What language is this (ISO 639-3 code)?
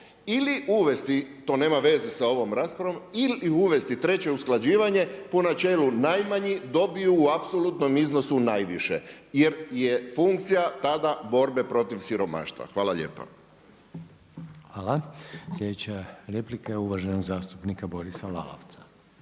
hrv